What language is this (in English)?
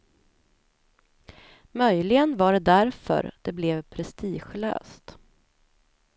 Swedish